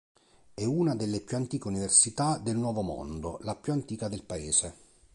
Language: Italian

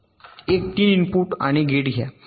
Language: Marathi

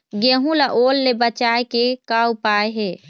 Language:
Chhattisgarhi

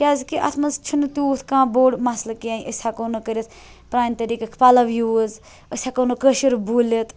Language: Kashmiri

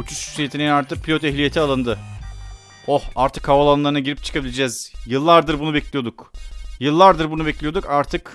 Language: Turkish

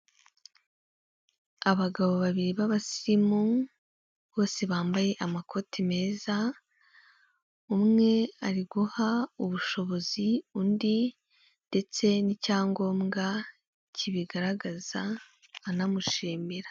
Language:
Kinyarwanda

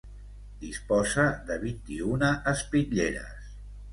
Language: Catalan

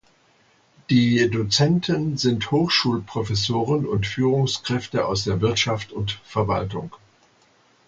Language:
German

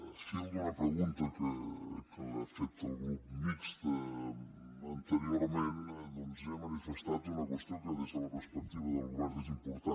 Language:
Catalan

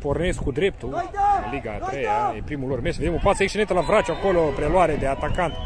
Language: Romanian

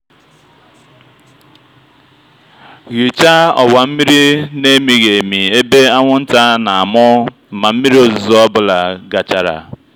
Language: Igbo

